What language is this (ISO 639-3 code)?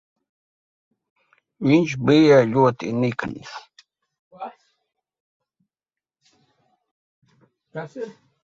lav